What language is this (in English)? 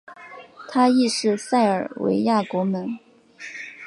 Chinese